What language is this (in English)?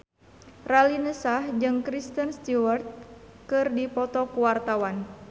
Sundanese